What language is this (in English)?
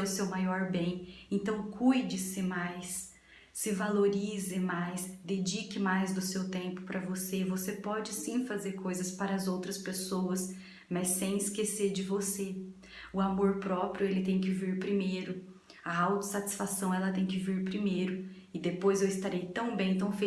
Portuguese